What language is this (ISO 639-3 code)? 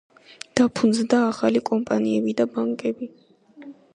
kat